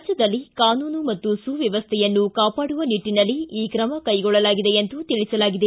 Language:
Kannada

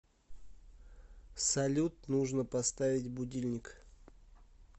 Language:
Russian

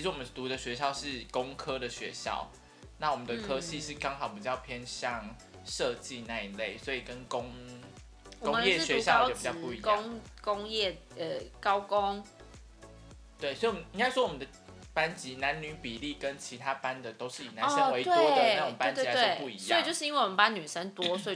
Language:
Chinese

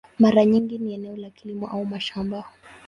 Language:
Swahili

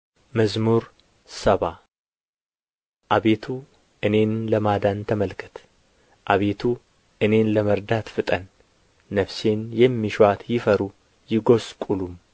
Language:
Amharic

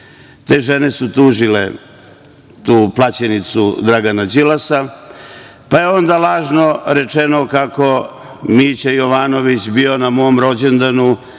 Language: Serbian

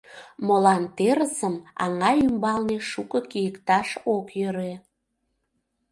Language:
Mari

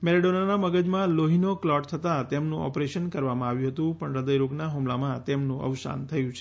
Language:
Gujarati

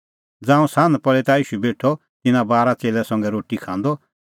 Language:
Kullu Pahari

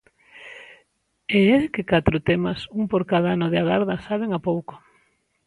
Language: Galician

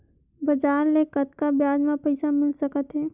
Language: Chhattisgarhi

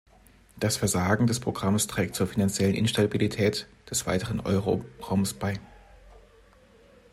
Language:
German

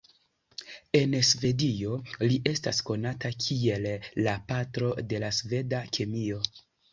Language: Esperanto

